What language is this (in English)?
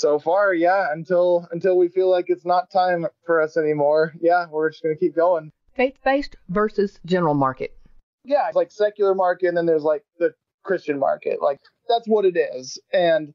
English